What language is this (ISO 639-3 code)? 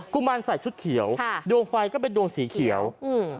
tha